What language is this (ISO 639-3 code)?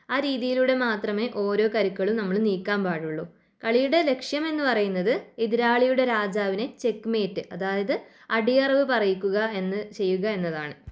mal